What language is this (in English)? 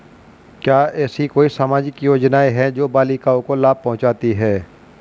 Hindi